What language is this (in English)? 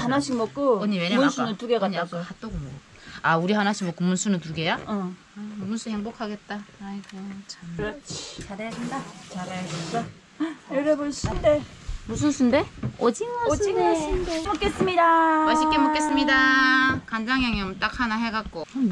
Korean